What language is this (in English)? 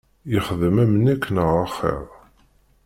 Kabyle